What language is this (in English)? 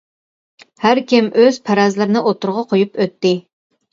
Uyghur